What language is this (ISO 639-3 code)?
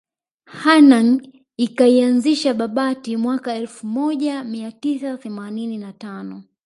swa